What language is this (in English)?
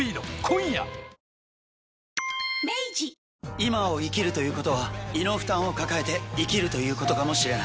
Japanese